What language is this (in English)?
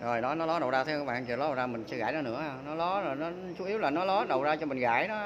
Vietnamese